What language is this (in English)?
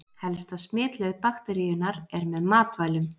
Icelandic